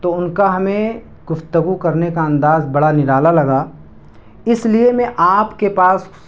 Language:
Urdu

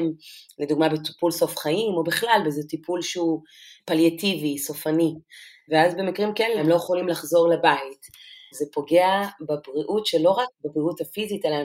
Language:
Hebrew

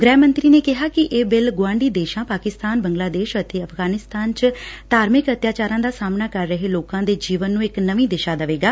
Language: Punjabi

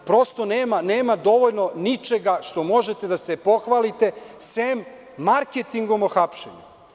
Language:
Serbian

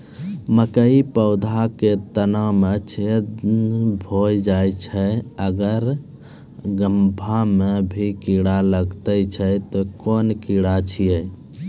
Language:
Maithili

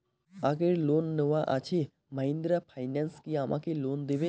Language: Bangla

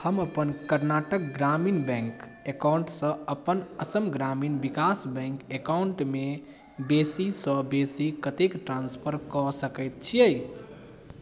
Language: Maithili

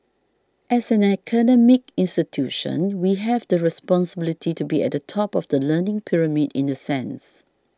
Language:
English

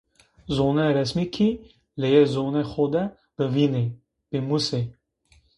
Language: Zaza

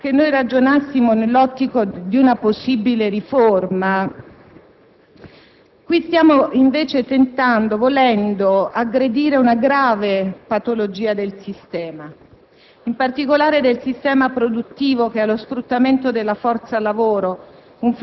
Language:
Italian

